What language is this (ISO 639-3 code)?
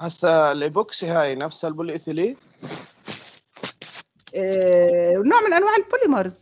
ara